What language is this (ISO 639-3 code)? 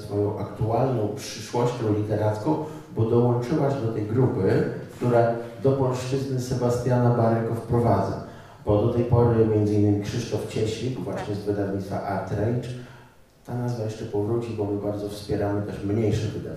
pol